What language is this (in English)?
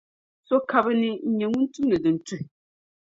Dagbani